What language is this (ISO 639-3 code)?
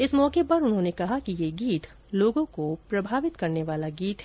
hin